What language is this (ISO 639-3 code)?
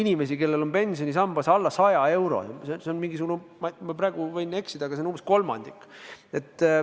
est